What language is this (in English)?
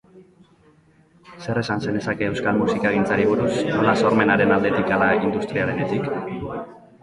Basque